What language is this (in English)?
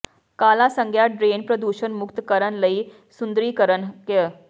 Punjabi